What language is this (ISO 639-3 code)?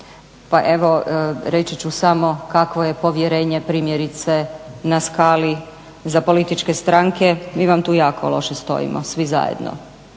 hrv